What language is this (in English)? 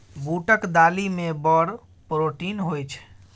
Maithili